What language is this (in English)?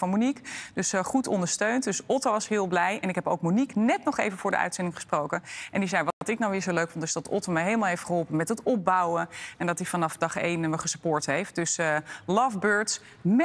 Dutch